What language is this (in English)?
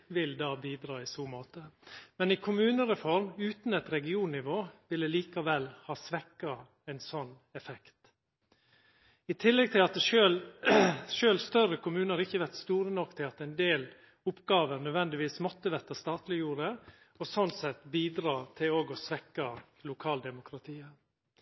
Norwegian Nynorsk